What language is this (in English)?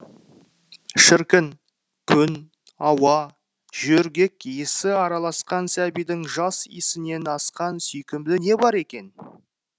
Kazakh